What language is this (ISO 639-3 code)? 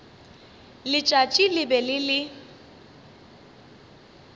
nso